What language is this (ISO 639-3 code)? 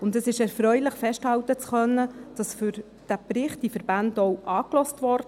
gsw